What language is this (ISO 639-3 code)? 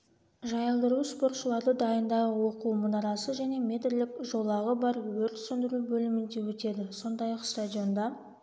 kaz